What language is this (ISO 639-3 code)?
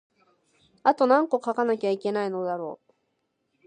jpn